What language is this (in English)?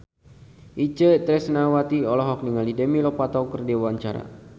Sundanese